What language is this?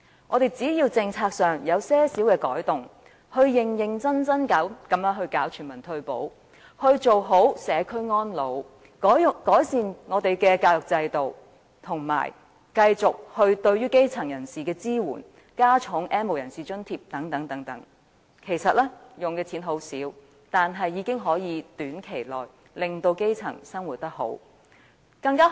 Cantonese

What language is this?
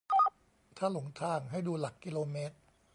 Thai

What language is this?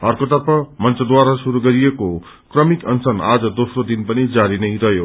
Nepali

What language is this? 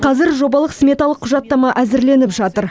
Kazakh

